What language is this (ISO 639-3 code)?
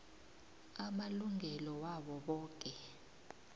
nbl